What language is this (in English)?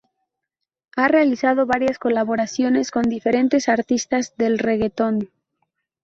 Spanish